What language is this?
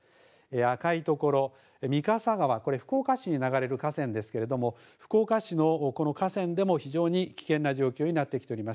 Japanese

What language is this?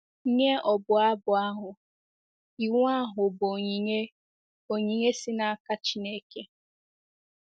Igbo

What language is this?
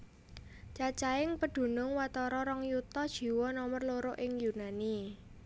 Javanese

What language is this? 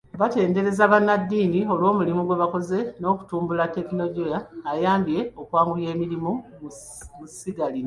Ganda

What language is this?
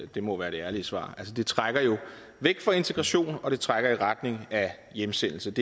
Danish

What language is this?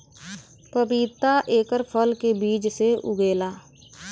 Bhojpuri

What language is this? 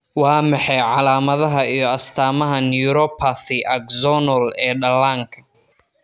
Somali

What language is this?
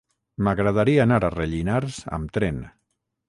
Catalan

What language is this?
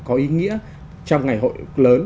Vietnamese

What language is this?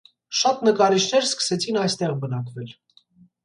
Armenian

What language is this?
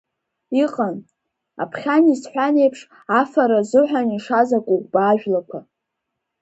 Abkhazian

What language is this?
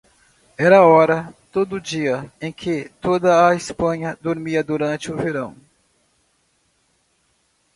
Portuguese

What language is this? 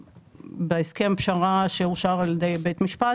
Hebrew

